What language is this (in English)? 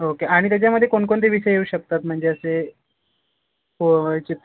Marathi